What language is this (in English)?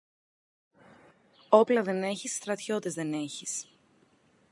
Greek